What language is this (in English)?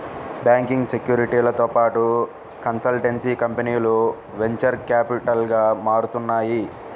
Telugu